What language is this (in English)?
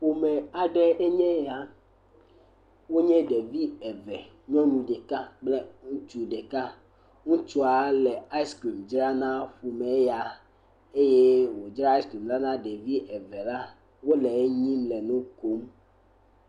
Ewe